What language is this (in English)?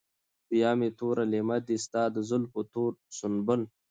Pashto